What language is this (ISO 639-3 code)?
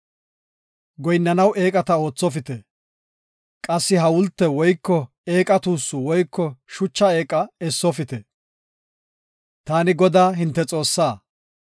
gof